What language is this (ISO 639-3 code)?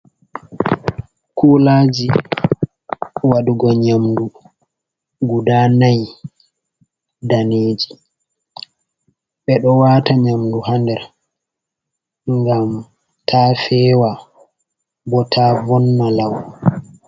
ful